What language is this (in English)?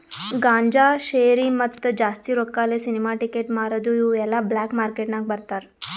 Kannada